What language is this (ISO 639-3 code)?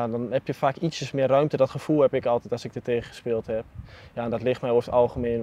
nld